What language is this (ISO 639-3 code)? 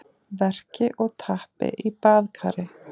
isl